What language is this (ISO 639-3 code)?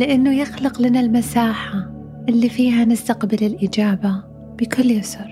ara